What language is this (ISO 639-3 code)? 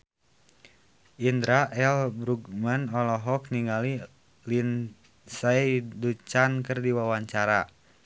sun